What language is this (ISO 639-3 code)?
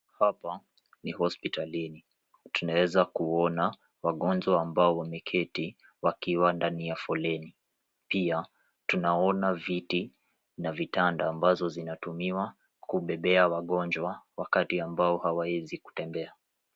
swa